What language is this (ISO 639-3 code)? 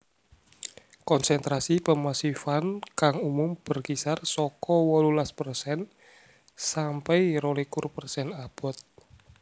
jav